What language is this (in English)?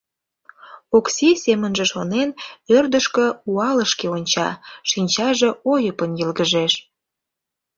Mari